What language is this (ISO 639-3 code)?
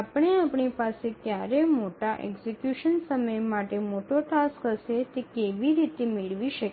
guj